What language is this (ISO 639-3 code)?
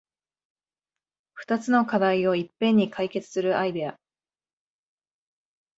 jpn